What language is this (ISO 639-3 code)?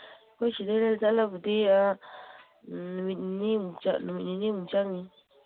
mni